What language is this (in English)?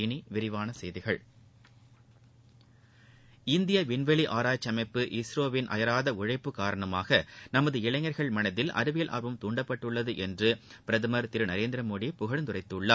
Tamil